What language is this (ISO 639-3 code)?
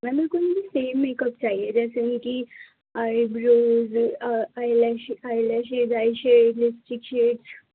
urd